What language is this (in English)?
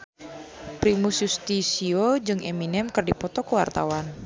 Sundanese